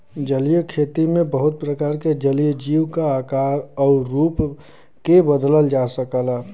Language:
Bhojpuri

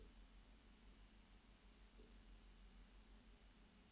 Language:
Norwegian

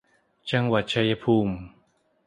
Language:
Thai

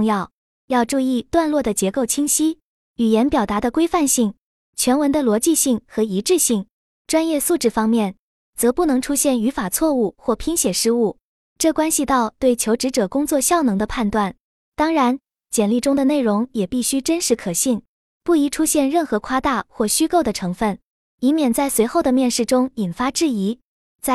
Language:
Chinese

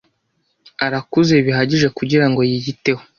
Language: Kinyarwanda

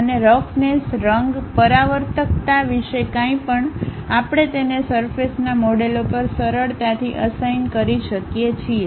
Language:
Gujarati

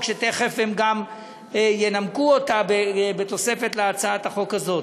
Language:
Hebrew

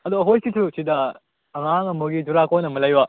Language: Manipuri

